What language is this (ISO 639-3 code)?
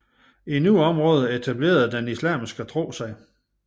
dan